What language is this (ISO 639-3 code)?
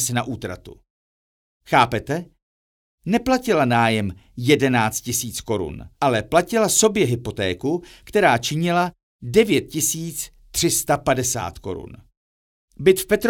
ces